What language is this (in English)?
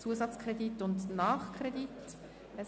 Swiss German